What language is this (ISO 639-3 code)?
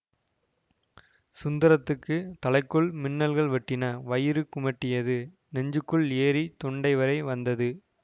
tam